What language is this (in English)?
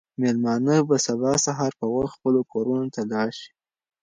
Pashto